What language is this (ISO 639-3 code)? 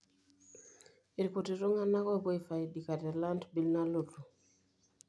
mas